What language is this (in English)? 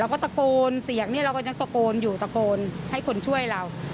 Thai